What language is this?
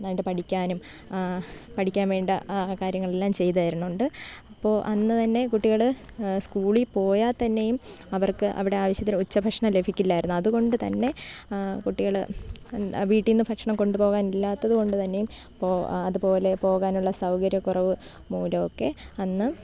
Malayalam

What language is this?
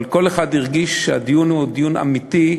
Hebrew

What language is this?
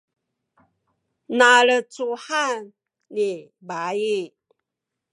Sakizaya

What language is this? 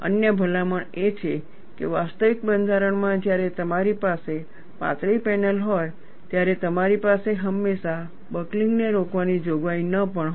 Gujarati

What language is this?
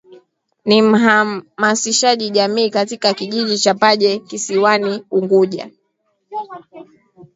Swahili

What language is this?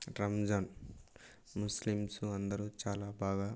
Telugu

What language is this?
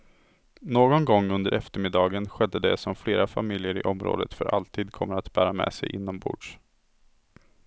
Swedish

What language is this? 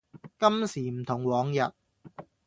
Cantonese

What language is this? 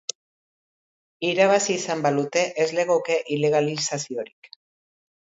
Basque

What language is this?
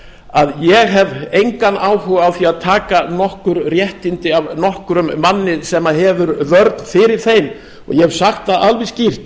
Icelandic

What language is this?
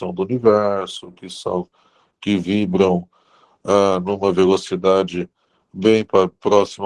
Portuguese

